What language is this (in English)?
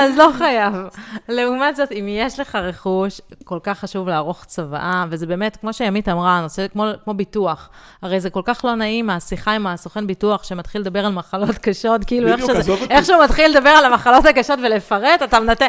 Hebrew